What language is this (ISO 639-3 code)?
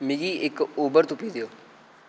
doi